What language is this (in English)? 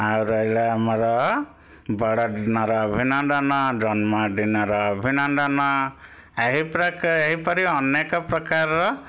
Odia